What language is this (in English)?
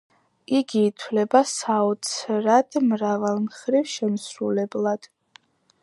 Georgian